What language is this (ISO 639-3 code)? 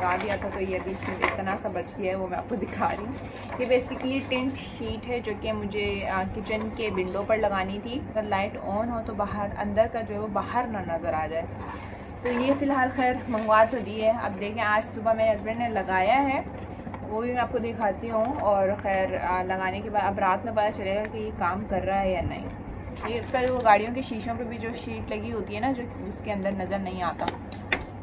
hin